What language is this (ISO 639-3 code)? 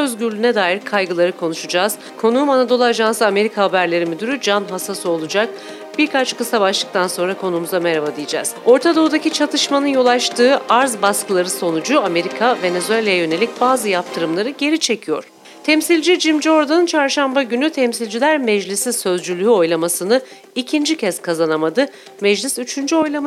tur